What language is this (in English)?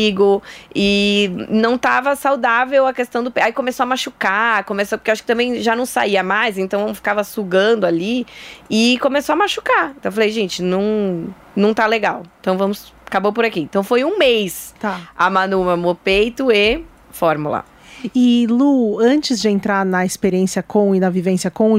Portuguese